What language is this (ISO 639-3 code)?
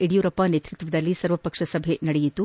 kan